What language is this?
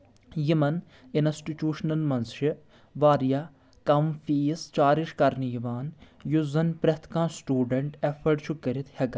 Kashmiri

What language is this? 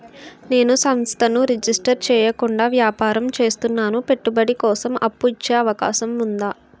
Telugu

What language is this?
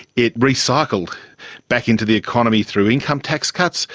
English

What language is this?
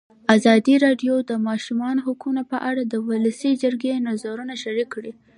Pashto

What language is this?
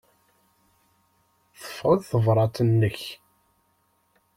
Kabyle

